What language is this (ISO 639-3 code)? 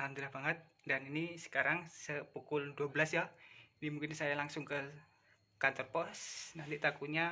ind